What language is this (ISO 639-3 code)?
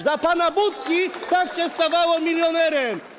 pol